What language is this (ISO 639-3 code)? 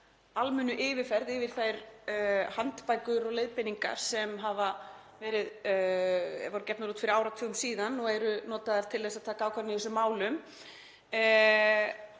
isl